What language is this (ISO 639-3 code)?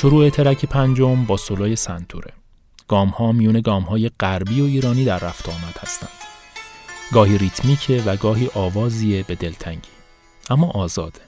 fas